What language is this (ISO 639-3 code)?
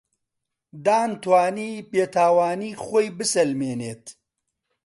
ckb